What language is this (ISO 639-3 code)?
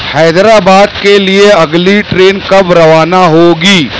urd